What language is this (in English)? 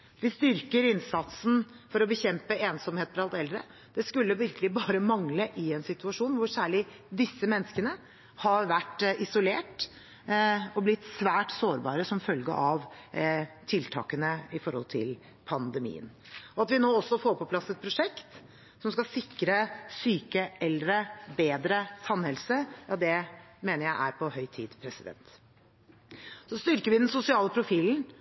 Norwegian Bokmål